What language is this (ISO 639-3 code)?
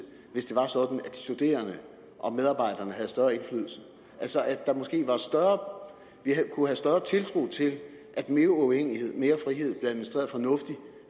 dan